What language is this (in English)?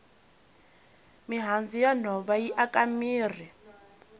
Tsonga